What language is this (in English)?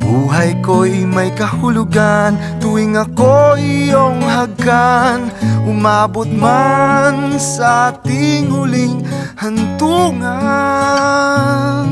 Indonesian